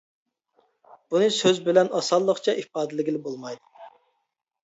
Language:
Uyghur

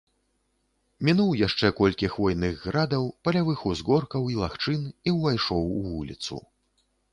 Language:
Belarusian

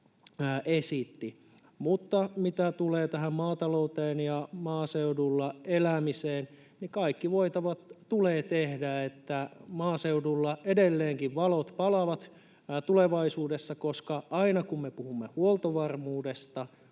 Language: Finnish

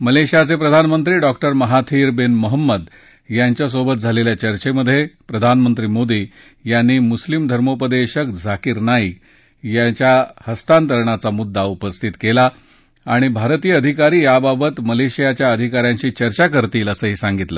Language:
Marathi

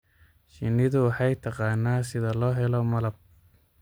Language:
Somali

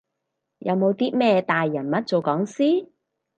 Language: Cantonese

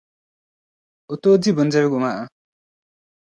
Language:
Dagbani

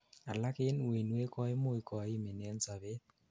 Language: Kalenjin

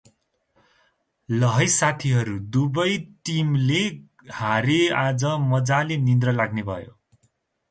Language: Nepali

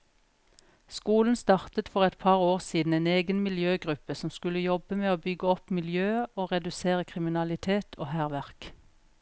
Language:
Norwegian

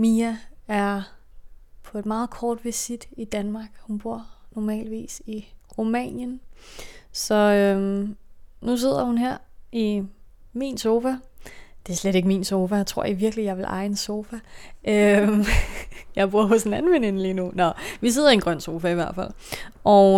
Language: Danish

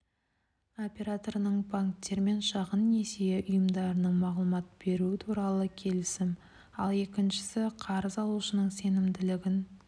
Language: Kazakh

